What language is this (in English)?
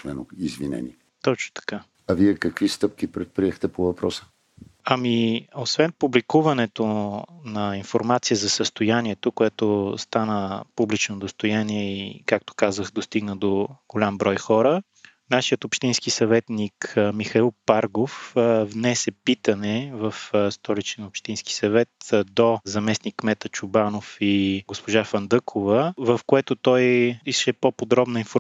Bulgarian